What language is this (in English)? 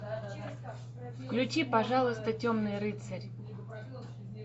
Russian